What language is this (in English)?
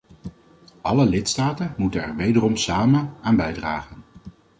Dutch